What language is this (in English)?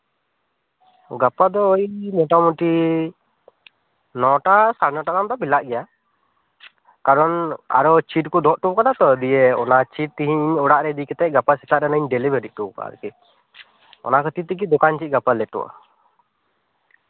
Santali